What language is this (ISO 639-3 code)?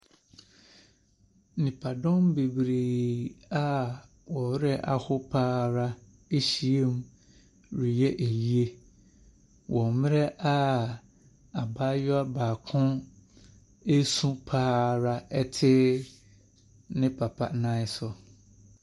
aka